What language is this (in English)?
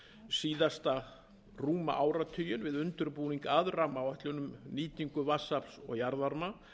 Icelandic